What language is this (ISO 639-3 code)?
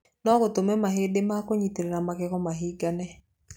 kik